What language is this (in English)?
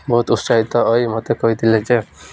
Odia